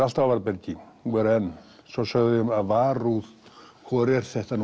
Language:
Icelandic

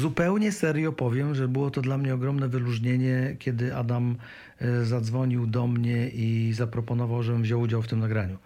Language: Polish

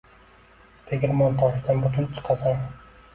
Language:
Uzbek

